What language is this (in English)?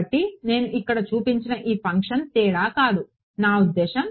Telugu